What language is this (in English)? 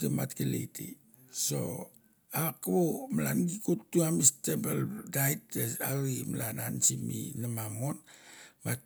Mandara